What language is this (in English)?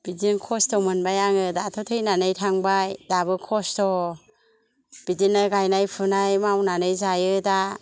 Bodo